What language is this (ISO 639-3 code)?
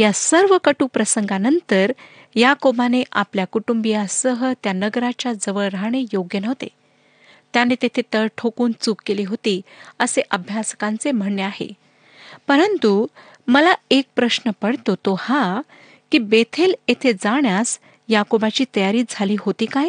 mar